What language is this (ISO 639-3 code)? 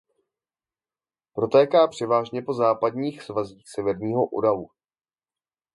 ces